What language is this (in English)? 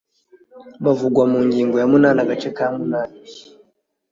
Kinyarwanda